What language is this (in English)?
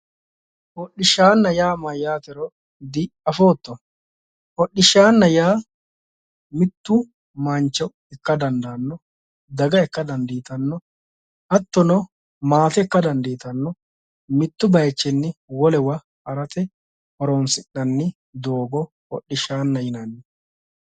Sidamo